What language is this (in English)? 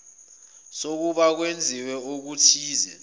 Zulu